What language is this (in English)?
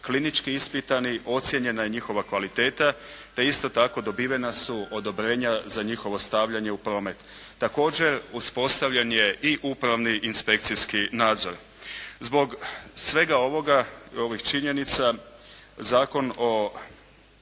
Croatian